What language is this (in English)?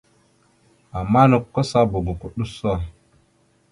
Mada (Cameroon)